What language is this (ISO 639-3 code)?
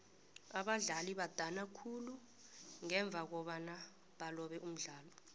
nbl